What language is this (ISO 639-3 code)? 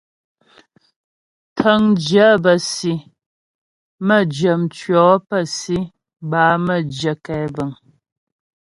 bbj